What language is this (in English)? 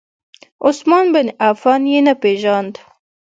Pashto